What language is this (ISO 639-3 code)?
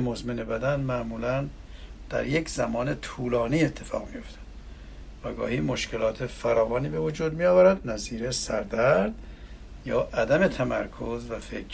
fas